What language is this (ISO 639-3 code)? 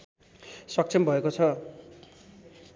nep